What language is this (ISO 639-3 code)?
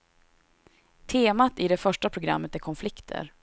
swe